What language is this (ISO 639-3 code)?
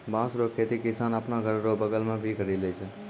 mai